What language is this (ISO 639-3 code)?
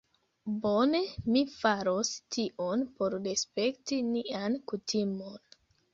epo